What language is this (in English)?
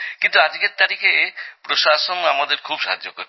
Bangla